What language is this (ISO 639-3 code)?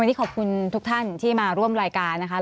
tha